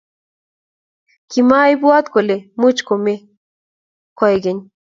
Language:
Kalenjin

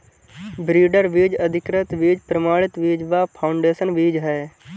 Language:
Hindi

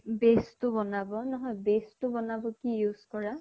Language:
Assamese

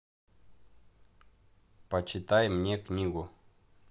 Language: Russian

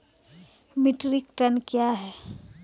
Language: Maithili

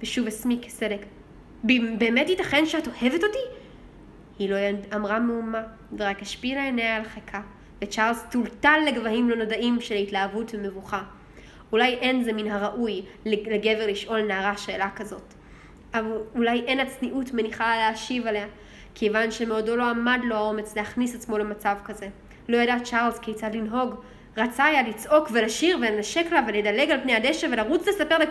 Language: Hebrew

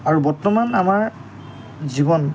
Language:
Assamese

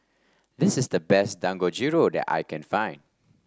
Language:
English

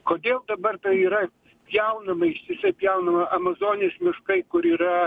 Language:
Lithuanian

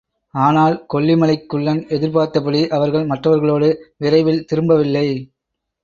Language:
Tamil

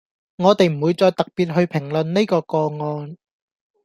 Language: Cantonese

